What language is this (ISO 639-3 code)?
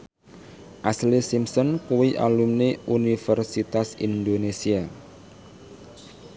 jav